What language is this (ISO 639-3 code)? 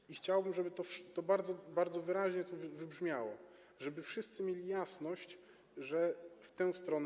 pol